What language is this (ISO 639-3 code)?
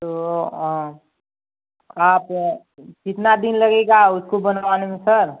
hin